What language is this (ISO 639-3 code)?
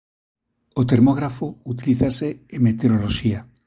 glg